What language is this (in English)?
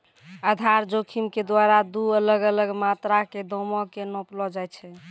Maithili